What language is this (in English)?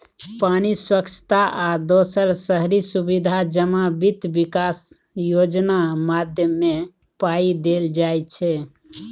Maithili